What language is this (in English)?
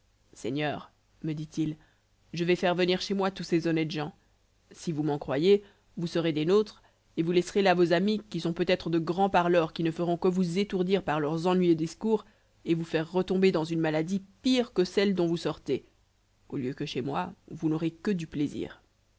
French